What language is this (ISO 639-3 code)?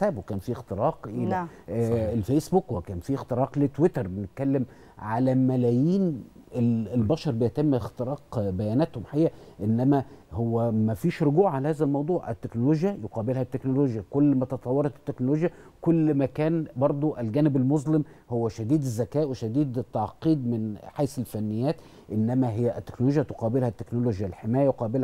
ara